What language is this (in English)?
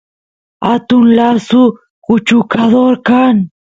Santiago del Estero Quichua